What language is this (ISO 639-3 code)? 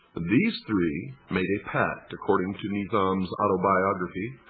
eng